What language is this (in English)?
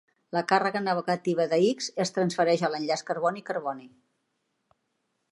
Catalan